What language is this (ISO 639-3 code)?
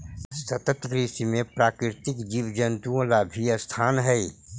mag